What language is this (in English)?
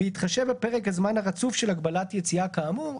Hebrew